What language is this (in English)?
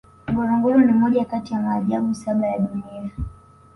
Swahili